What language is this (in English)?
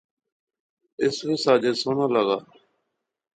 Pahari-Potwari